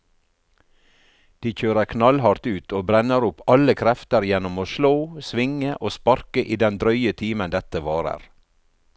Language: Norwegian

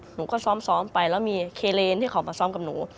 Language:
Thai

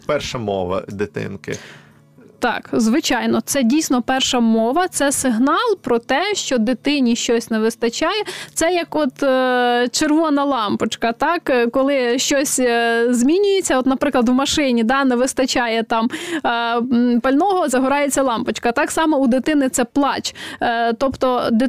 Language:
Ukrainian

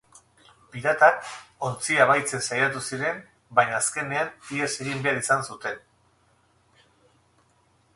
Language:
Basque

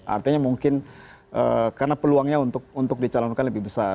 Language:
Indonesian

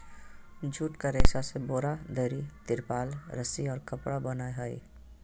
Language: Magahi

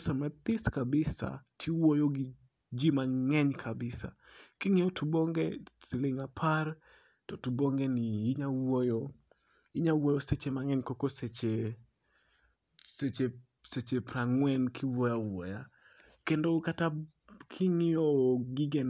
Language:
Luo (Kenya and Tanzania)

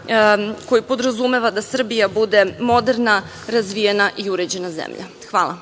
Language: Serbian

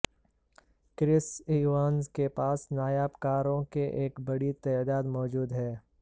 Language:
Urdu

